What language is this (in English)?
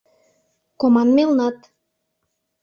Mari